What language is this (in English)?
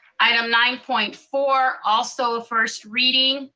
English